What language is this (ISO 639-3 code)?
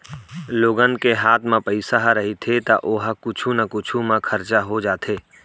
hne